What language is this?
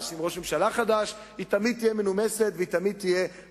Hebrew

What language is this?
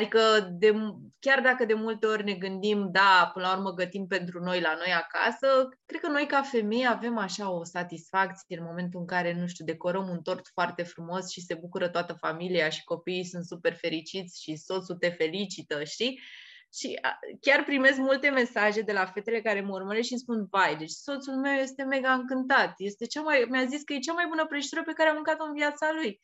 Romanian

